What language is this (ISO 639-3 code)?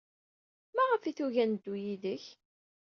kab